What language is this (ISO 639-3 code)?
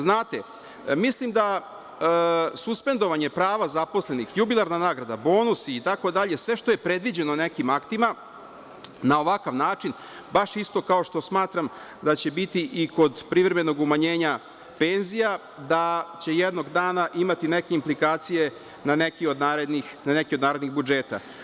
srp